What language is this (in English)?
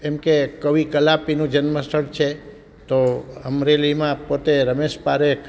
Gujarati